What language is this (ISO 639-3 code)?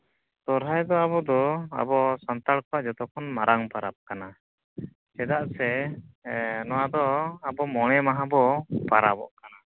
sat